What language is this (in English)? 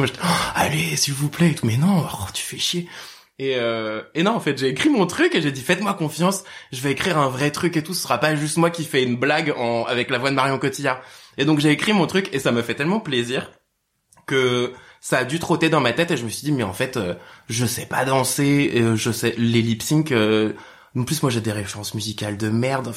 French